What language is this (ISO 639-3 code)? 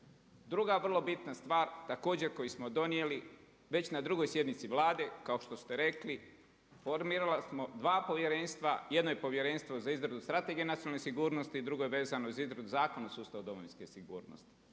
hrv